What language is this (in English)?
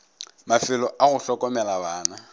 Northern Sotho